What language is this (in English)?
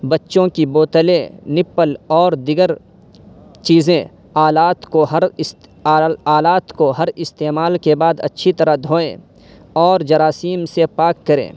Urdu